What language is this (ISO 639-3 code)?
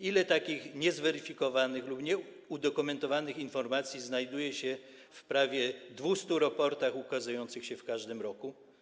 pol